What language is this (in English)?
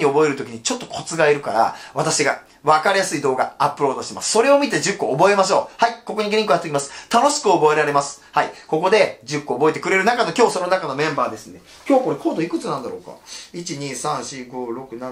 Japanese